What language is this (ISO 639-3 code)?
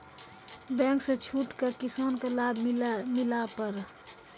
mai